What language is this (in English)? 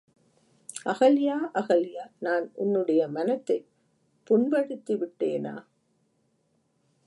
Tamil